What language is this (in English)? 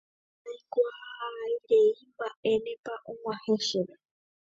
Guarani